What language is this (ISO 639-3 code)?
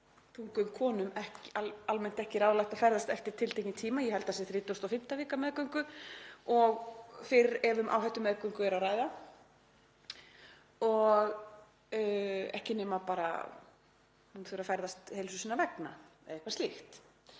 isl